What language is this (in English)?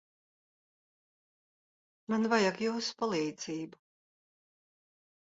Latvian